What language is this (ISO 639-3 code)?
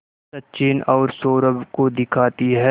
hin